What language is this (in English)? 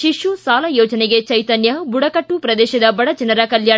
Kannada